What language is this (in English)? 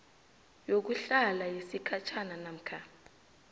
South Ndebele